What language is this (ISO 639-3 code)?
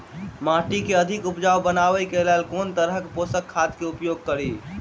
mai